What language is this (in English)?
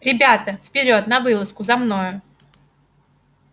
Russian